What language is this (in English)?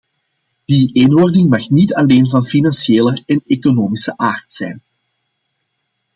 Dutch